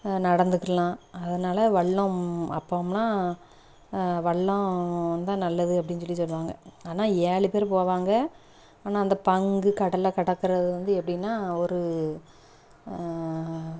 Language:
Tamil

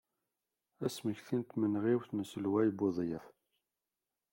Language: Kabyle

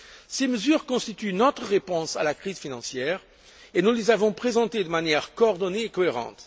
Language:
French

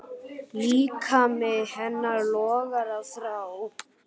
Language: Icelandic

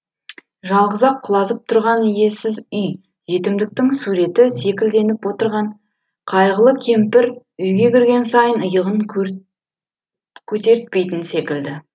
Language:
Kazakh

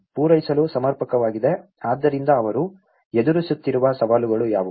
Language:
Kannada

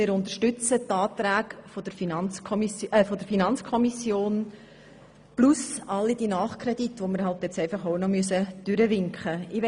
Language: Swiss German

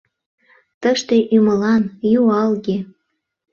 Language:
Mari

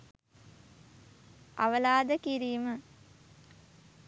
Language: Sinhala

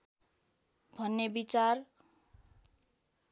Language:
Nepali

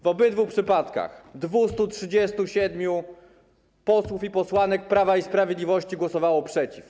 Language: Polish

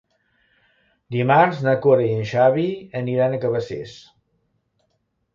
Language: Catalan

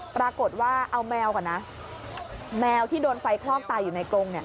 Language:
Thai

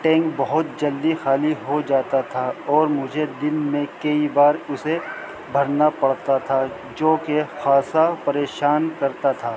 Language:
Urdu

